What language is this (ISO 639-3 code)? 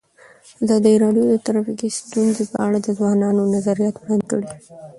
pus